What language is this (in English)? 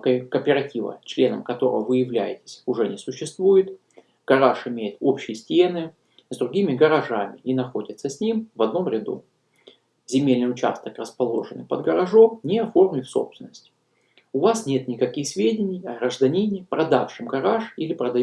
Russian